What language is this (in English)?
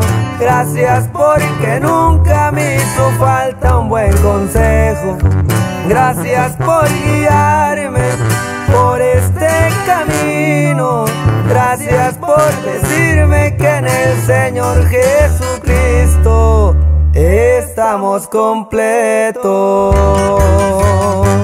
Spanish